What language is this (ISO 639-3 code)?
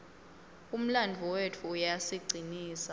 ssw